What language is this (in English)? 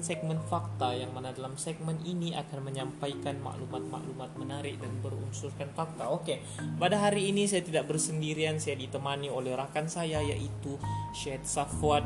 Malay